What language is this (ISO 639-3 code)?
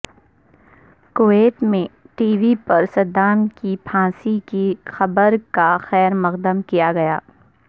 urd